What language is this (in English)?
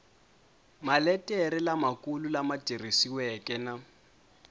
Tsonga